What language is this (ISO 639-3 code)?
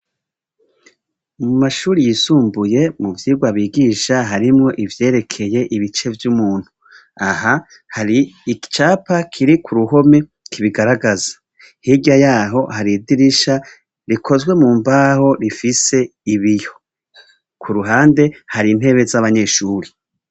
run